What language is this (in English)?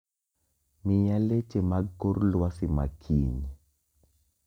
Luo (Kenya and Tanzania)